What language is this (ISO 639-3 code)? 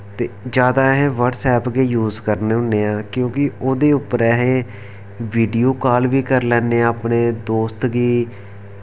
doi